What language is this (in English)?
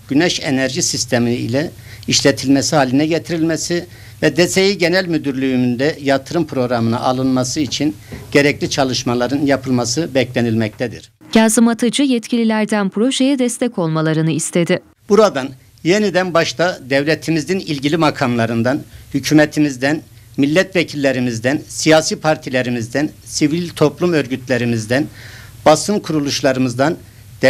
Turkish